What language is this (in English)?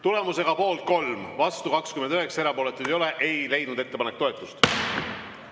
Estonian